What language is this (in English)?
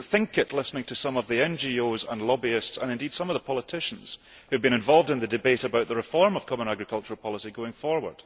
English